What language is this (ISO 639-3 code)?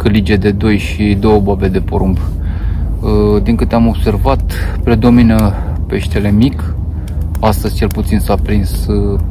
ron